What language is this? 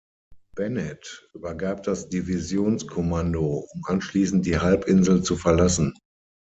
German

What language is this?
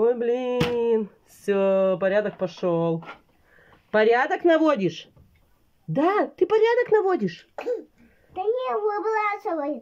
Russian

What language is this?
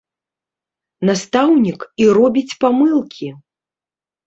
Belarusian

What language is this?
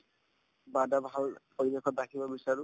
Assamese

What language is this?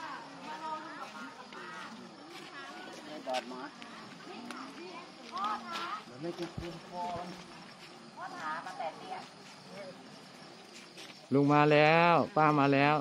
Thai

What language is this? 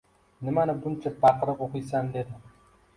Uzbek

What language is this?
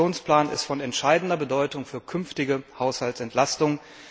German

